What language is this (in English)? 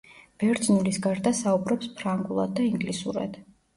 Georgian